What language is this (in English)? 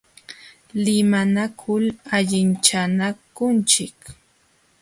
Jauja Wanca Quechua